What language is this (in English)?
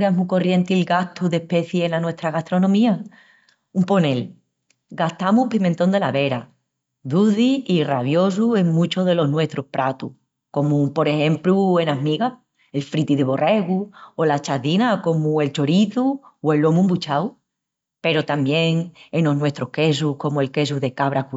Extremaduran